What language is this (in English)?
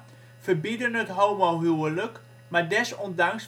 Dutch